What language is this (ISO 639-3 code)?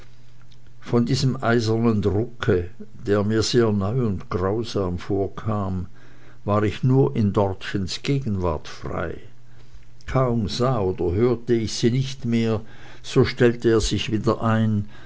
deu